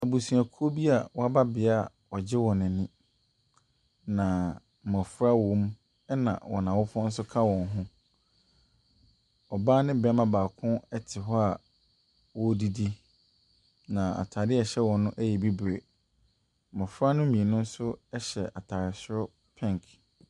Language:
Akan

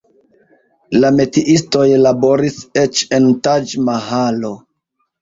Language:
Esperanto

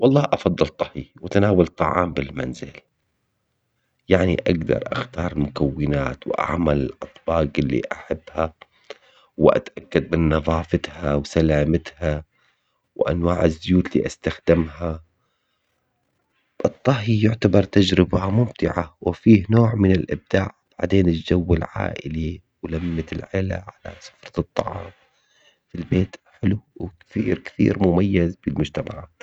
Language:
Omani Arabic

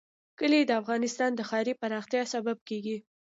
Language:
Pashto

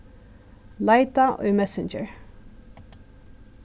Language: Faroese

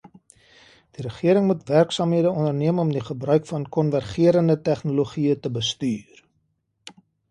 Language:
Afrikaans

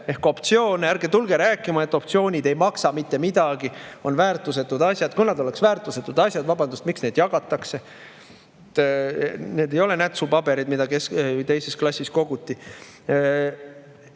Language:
Estonian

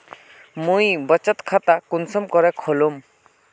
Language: Magahi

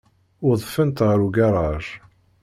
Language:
Kabyle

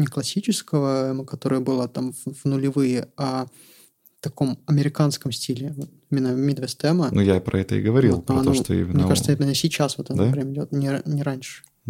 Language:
Russian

